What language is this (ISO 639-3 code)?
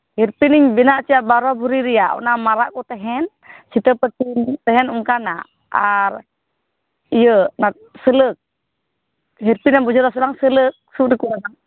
sat